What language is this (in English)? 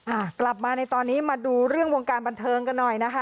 Thai